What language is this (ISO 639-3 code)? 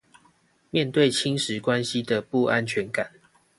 zho